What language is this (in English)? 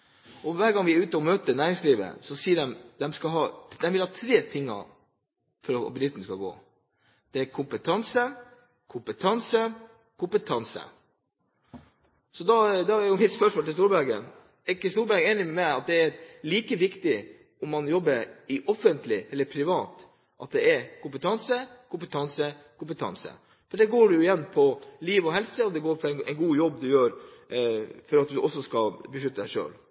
Norwegian Bokmål